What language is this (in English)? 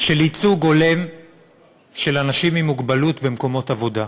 Hebrew